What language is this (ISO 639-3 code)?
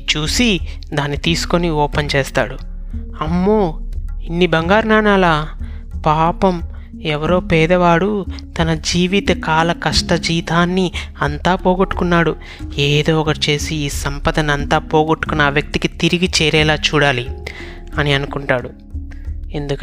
tel